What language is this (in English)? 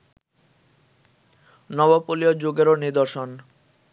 Bangla